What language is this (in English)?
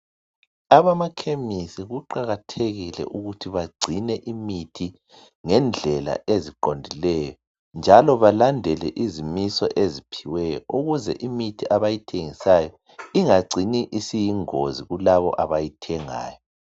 North Ndebele